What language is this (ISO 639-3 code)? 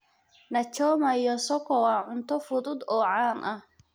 som